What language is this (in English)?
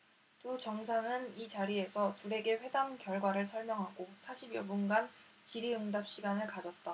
Korean